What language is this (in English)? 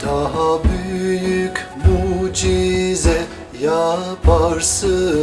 Turkish